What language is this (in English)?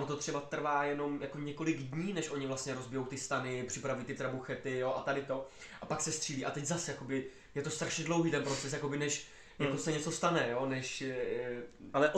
Czech